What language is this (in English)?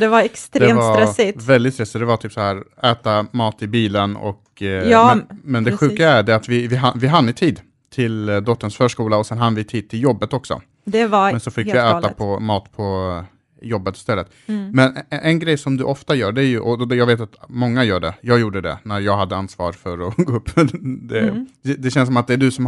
Swedish